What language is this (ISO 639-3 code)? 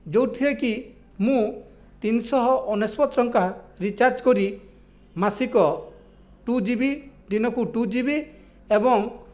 ori